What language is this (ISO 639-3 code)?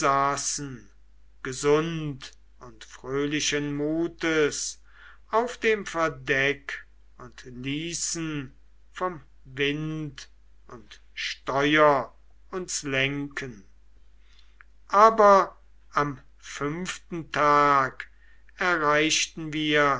deu